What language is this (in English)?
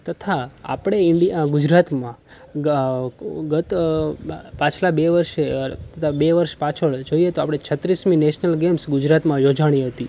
Gujarati